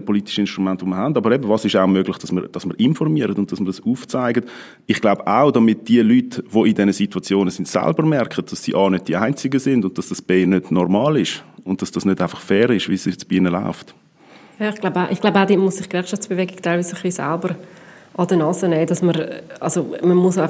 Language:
German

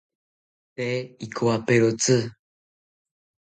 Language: South Ucayali Ashéninka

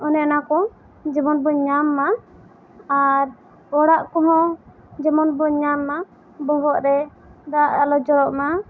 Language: Santali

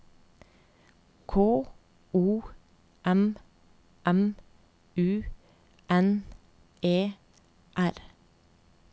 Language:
Norwegian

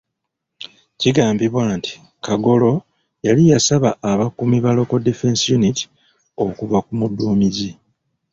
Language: Ganda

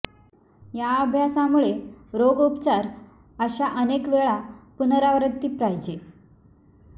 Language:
Marathi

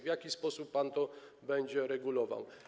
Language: Polish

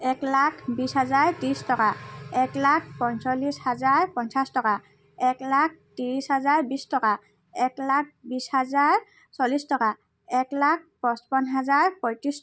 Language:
Assamese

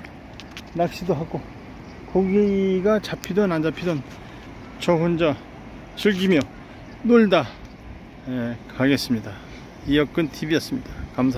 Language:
Korean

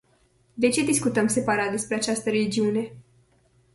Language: Romanian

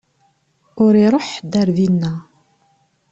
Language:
Kabyle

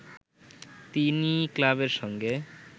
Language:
Bangla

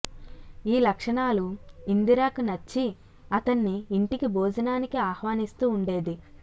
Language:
Telugu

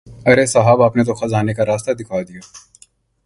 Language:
Urdu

